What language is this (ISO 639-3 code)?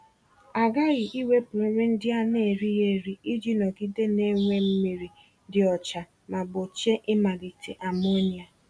ibo